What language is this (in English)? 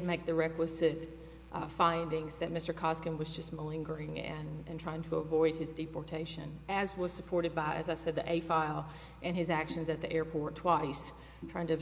English